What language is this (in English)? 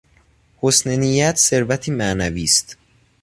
Persian